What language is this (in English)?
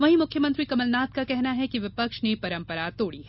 Hindi